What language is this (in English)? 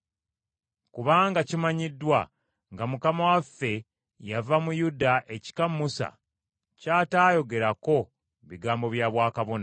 Ganda